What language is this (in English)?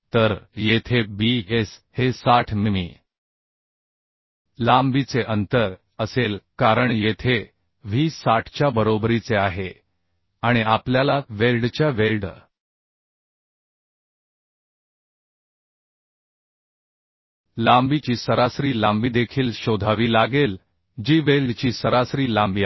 Marathi